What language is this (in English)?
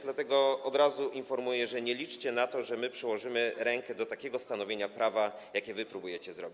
Polish